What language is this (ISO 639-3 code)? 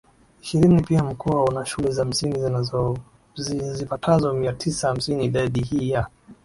swa